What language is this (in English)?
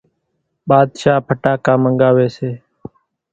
Kachi Koli